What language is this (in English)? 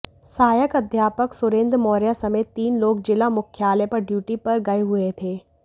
Hindi